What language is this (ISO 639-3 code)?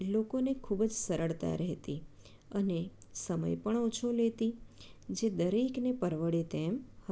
guj